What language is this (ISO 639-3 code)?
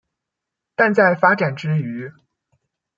zho